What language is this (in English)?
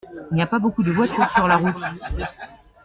French